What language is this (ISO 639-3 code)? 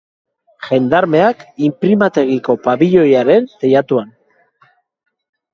eus